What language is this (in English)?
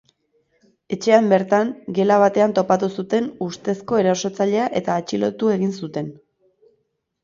Basque